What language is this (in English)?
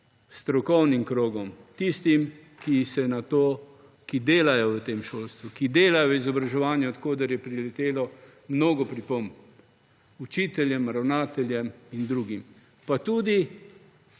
Slovenian